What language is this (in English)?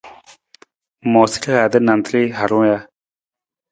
Nawdm